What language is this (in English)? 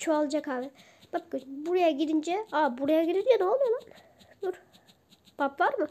Turkish